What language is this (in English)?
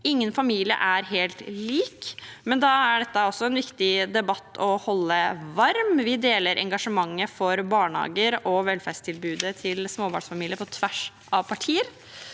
Norwegian